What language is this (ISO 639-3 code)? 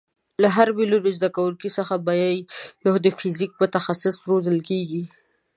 pus